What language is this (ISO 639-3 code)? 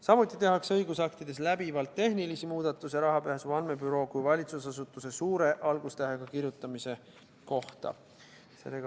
est